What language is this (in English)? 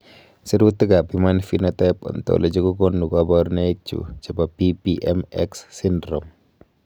Kalenjin